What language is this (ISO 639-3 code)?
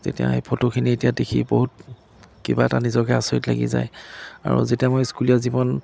asm